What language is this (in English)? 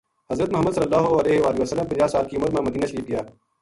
Gujari